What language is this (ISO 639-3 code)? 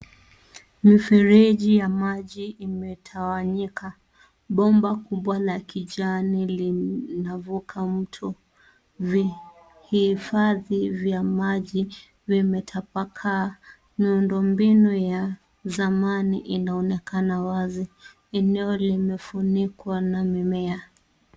swa